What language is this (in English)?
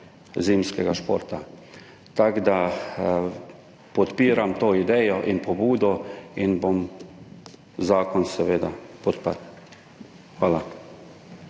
Slovenian